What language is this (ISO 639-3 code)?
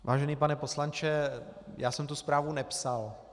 ces